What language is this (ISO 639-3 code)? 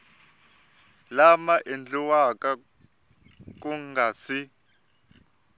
tso